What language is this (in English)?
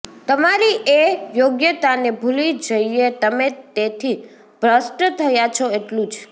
Gujarati